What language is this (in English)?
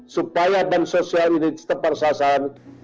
Indonesian